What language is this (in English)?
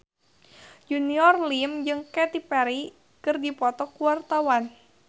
Sundanese